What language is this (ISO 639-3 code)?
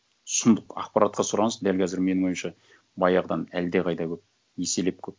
kaz